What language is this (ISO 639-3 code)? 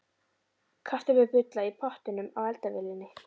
isl